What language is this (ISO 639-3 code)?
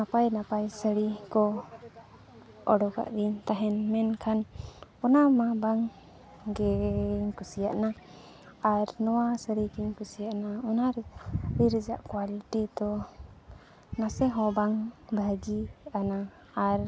sat